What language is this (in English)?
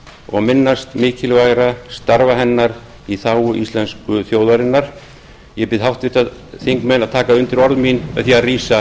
Icelandic